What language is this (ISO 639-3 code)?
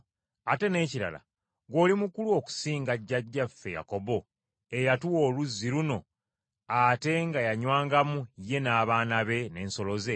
lug